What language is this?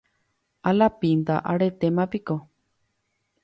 Guarani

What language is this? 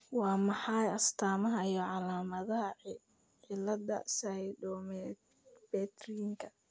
Somali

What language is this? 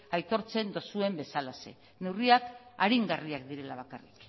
Basque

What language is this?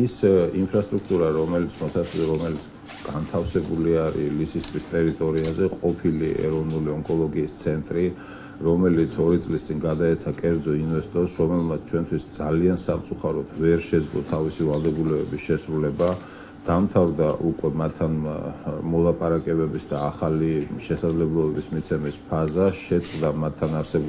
Romanian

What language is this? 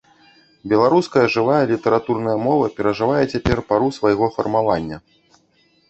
Belarusian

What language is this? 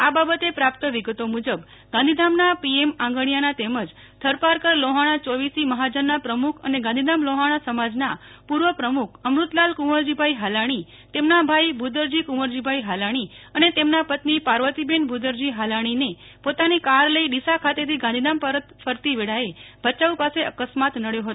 Gujarati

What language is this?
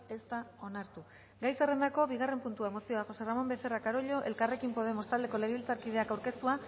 Basque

